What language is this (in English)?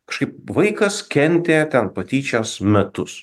Lithuanian